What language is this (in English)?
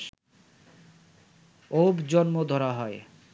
Bangla